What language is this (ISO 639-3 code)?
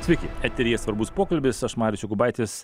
lit